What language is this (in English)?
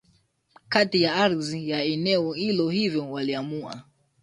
Swahili